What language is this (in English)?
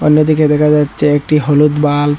Bangla